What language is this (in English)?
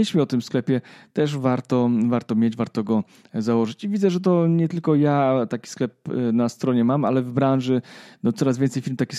Polish